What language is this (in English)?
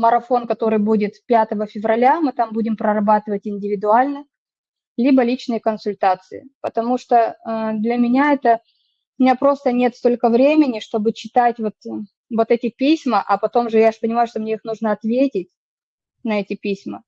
Russian